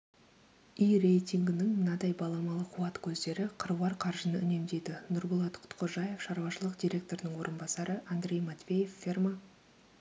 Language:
Kazakh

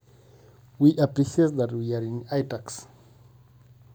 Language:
Masai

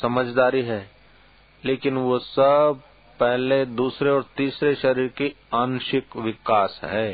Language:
Hindi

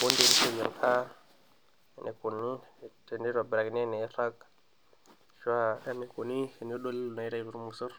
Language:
Masai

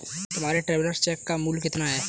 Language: Hindi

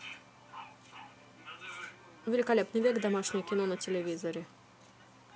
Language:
Russian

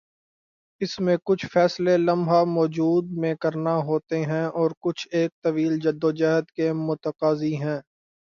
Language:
Urdu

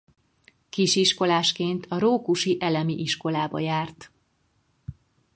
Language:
Hungarian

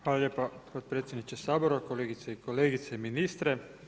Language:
Croatian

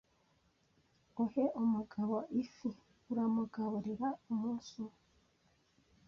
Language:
Kinyarwanda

